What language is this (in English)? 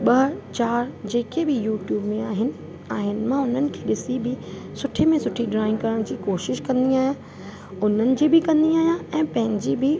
Sindhi